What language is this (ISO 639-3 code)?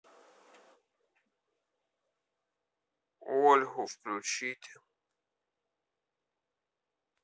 rus